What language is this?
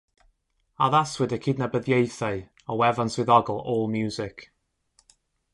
Welsh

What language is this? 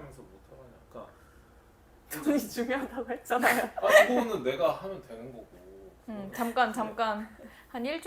Korean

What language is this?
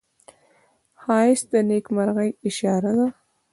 Pashto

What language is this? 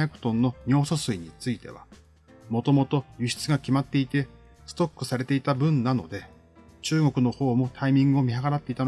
Japanese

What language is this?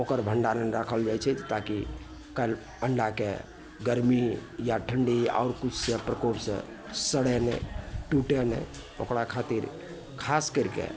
Maithili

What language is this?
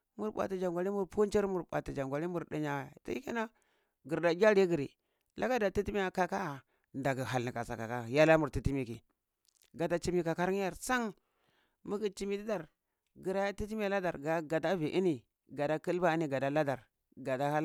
Cibak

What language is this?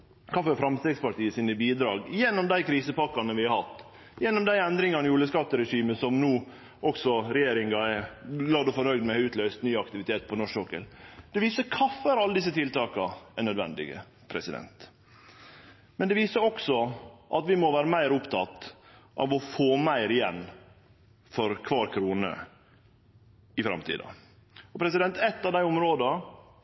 Norwegian Nynorsk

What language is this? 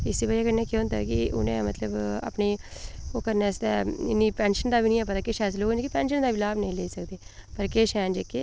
Dogri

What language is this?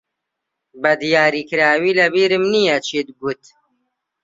Central Kurdish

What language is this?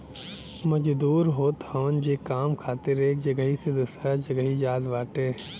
Bhojpuri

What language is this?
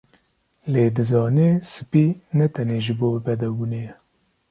Kurdish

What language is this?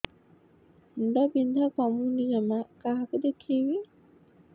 Odia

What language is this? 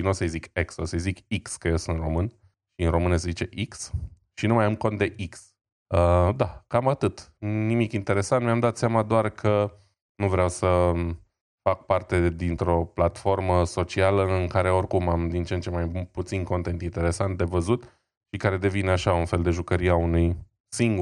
Romanian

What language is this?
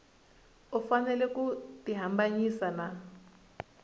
Tsonga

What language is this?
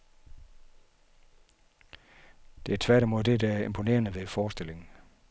Danish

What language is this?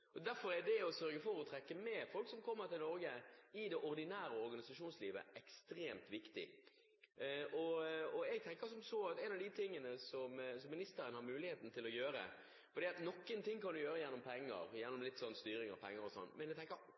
Norwegian Bokmål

